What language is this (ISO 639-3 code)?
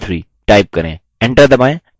hin